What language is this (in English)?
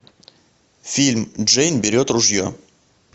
Russian